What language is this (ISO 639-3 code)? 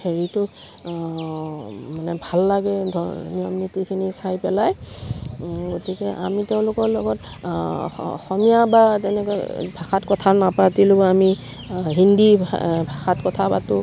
asm